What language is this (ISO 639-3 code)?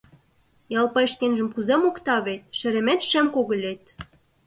chm